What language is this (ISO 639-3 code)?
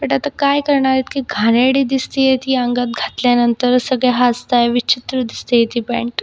mar